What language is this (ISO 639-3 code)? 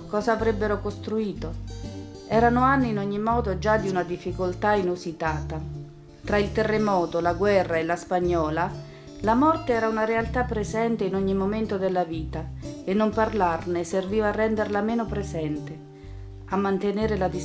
ita